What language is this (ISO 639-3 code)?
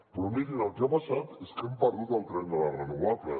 cat